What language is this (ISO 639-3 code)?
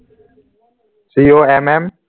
asm